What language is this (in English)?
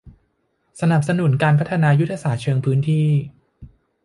Thai